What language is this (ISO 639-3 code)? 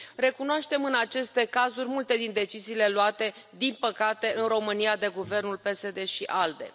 ron